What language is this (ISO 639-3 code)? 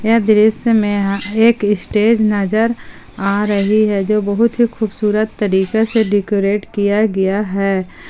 hin